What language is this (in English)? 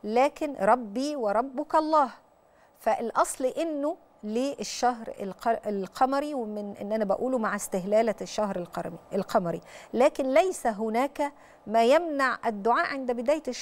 Arabic